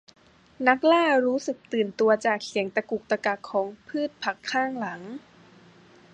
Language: Thai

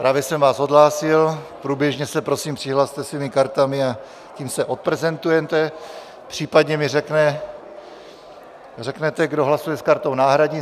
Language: Czech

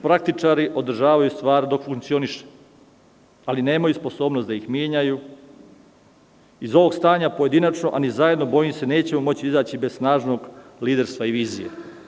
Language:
Serbian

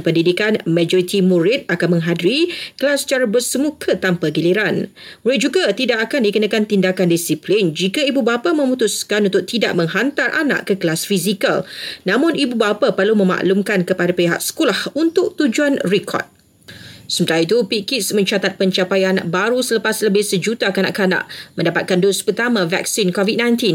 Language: Malay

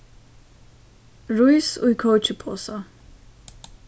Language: Faroese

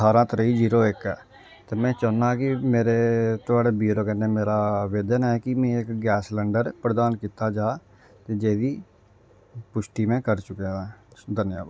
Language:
Dogri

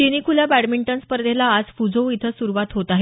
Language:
Marathi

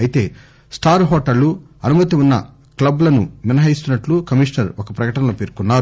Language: Telugu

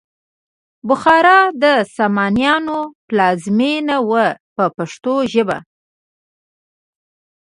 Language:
Pashto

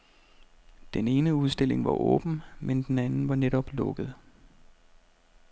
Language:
Danish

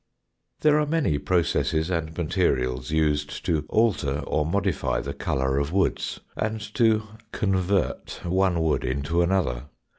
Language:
English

